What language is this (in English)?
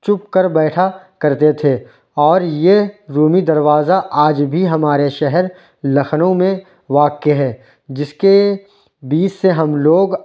Urdu